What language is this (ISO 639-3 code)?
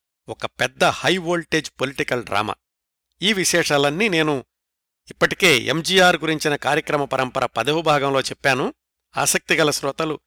tel